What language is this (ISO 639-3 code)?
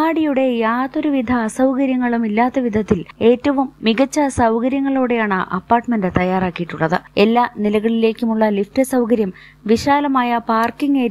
mal